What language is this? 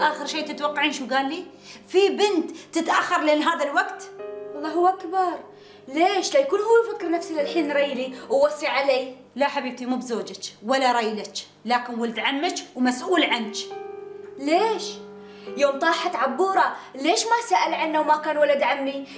Arabic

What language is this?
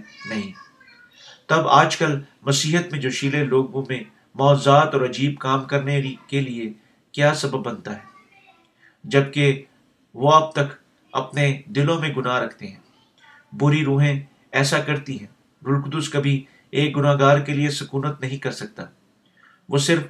Urdu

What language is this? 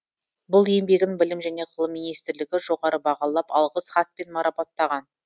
Kazakh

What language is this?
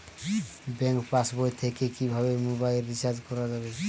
Bangla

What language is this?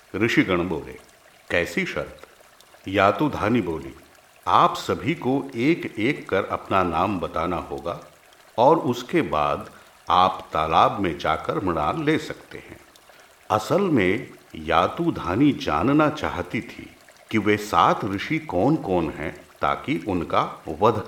Hindi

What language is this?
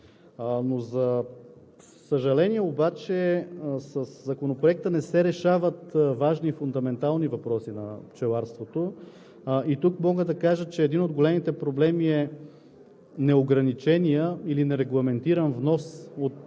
Bulgarian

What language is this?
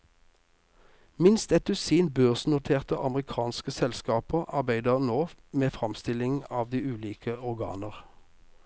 Norwegian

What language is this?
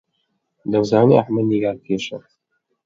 Central Kurdish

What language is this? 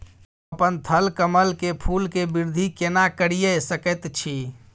Maithili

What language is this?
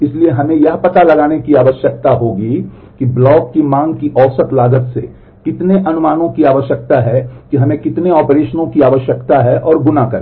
Hindi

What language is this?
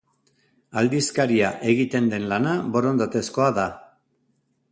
Basque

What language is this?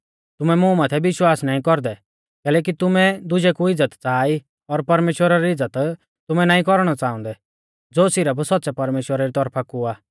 Mahasu Pahari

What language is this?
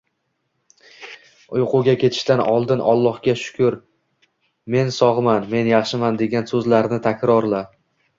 Uzbek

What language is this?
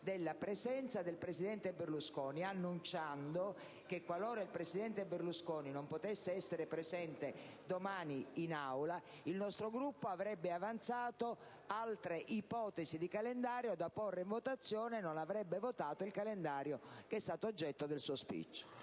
Italian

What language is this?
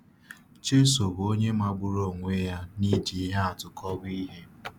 Igbo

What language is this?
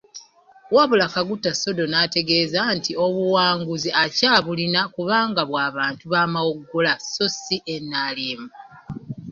Ganda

